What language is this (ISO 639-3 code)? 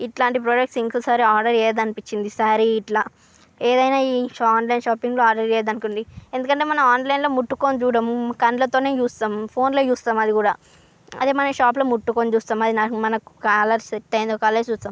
tel